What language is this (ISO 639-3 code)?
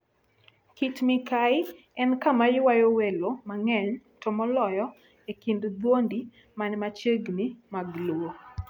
luo